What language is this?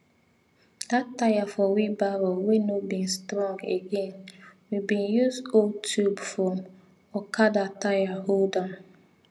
Nigerian Pidgin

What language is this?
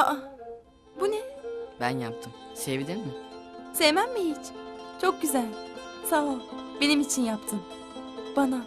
Turkish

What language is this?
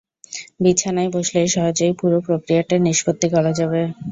Bangla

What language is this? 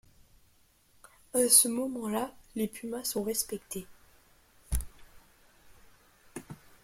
French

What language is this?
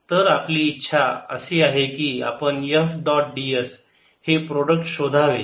Marathi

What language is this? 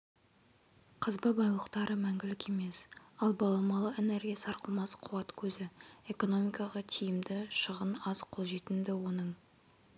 Kazakh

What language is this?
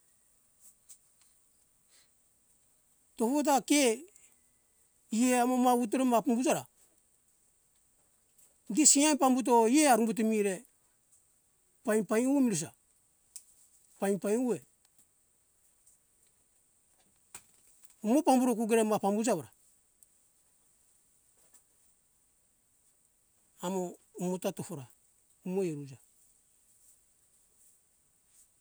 Hunjara-Kaina Ke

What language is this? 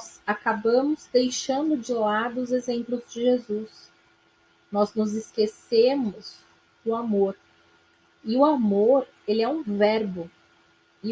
Portuguese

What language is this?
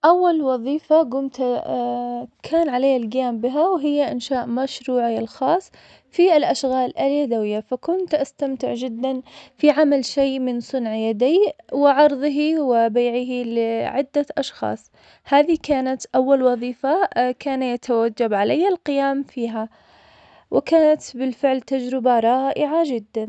Omani Arabic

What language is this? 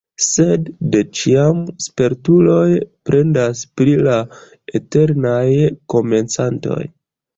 Esperanto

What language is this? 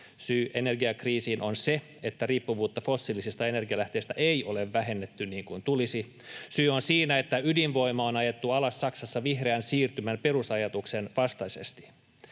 Finnish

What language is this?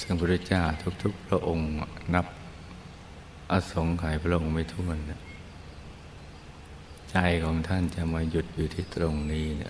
Thai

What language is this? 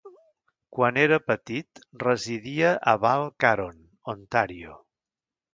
Catalan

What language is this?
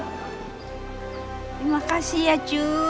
Indonesian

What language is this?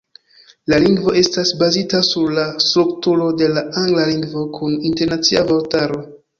Esperanto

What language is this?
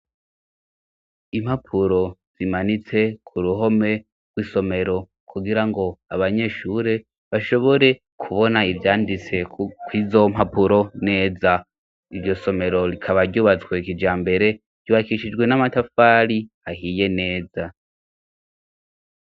Rundi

